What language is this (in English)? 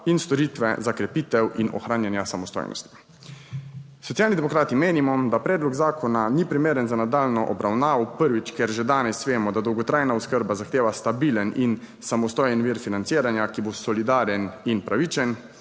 Slovenian